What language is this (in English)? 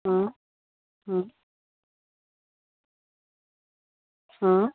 Gujarati